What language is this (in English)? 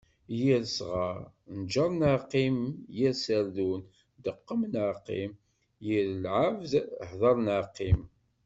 Kabyle